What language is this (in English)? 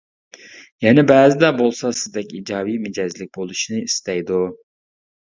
Uyghur